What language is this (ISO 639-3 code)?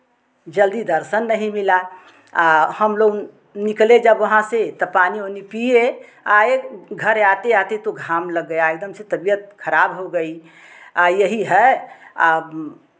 hin